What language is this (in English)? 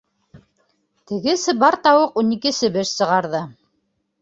Bashkir